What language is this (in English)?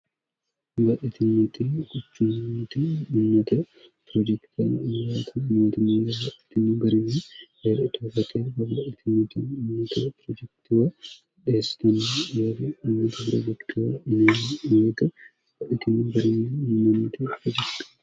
Sidamo